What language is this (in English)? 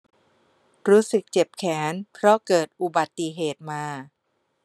Thai